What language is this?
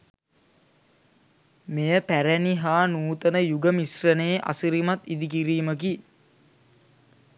Sinhala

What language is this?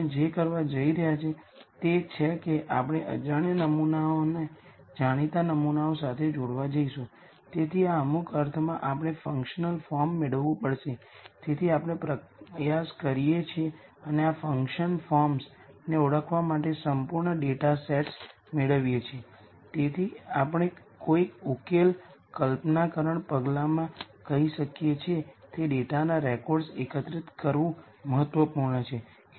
Gujarati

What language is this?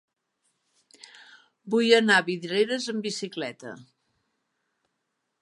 Catalan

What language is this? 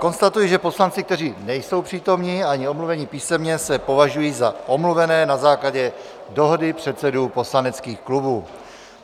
Czech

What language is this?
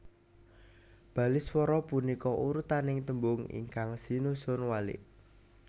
Javanese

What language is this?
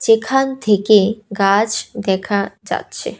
Bangla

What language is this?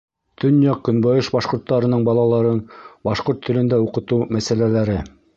Bashkir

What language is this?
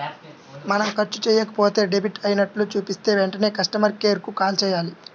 Telugu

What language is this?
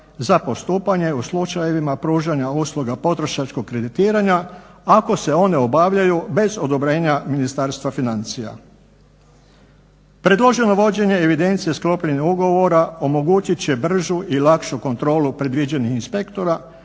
Croatian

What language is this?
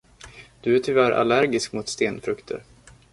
Swedish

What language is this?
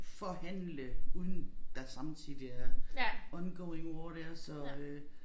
Danish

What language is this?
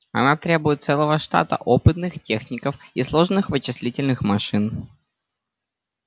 Russian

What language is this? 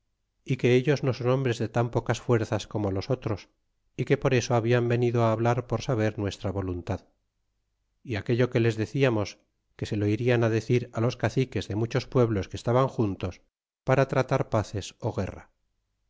Spanish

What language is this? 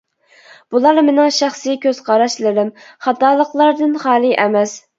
Uyghur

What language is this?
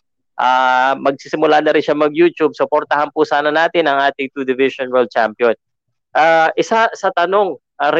Filipino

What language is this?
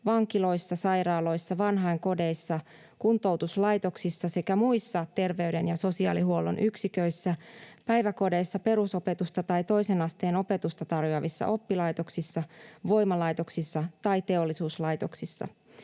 Finnish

